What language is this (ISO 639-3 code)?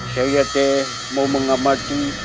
ind